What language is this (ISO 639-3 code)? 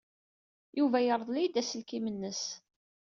kab